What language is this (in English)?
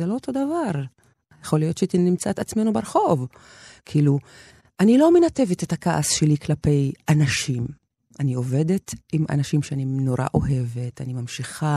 Hebrew